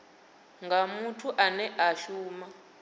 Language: Venda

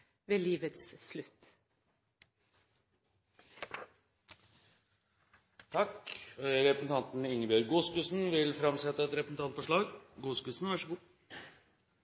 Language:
Norwegian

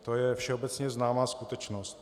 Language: Czech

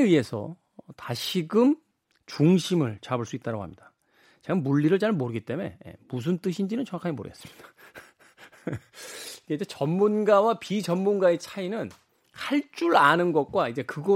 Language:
Korean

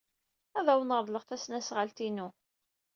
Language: Kabyle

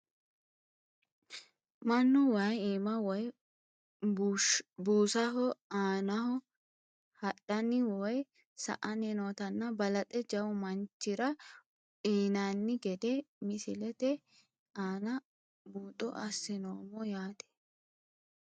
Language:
Sidamo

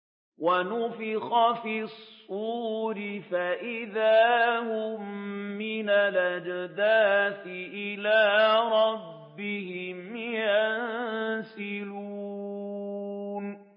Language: Arabic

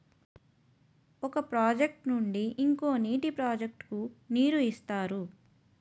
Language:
Telugu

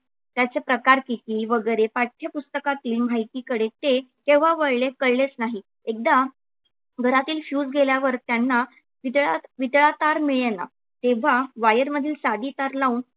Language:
Marathi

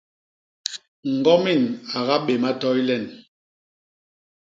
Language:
Basaa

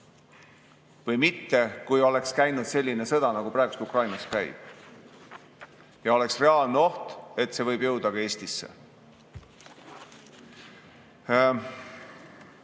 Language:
Estonian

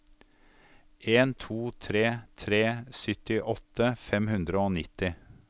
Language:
Norwegian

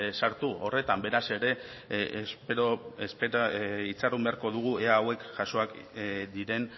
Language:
Basque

